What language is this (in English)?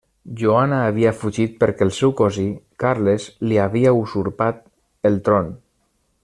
Catalan